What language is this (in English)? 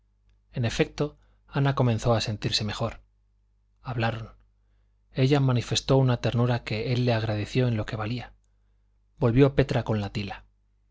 Spanish